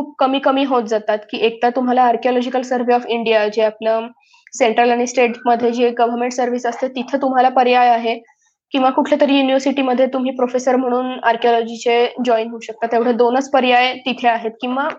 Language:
Marathi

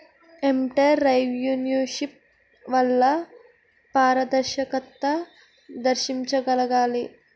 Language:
Telugu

